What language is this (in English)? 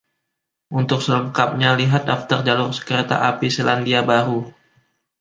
Indonesian